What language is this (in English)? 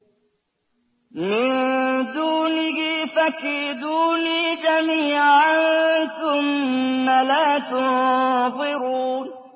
Arabic